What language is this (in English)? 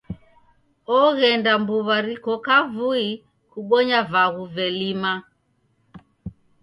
Taita